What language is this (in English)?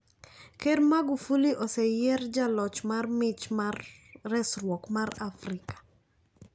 Luo (Kenya and Tanzania)